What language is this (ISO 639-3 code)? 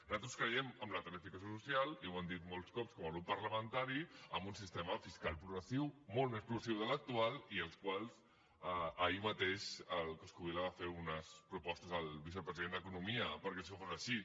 cat